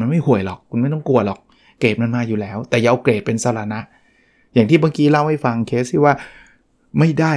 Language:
Thai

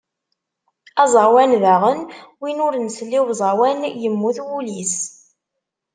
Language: Kabyle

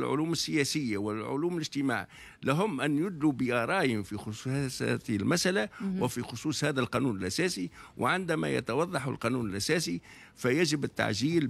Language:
Arabic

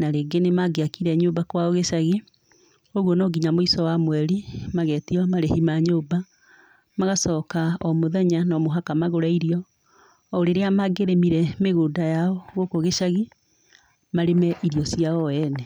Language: Kikuyu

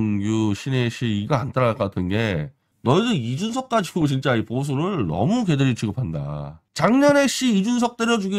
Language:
Korean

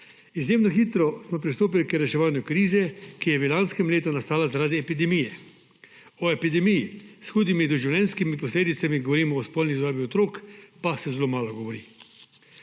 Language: Slovenian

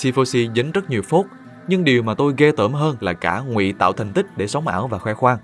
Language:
Vietnamese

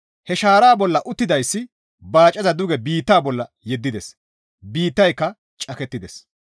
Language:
Gamo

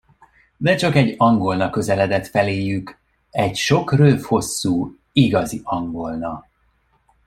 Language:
Hungarian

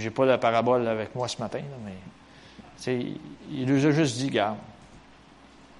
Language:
French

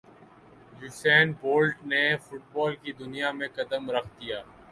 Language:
Urdu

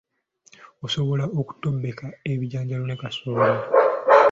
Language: Ganda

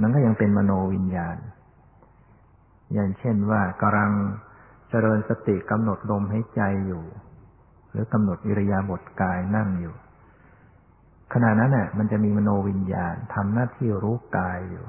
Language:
Thai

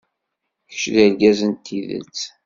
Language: Kabyle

